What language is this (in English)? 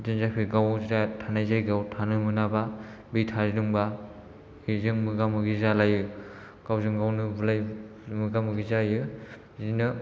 Bodo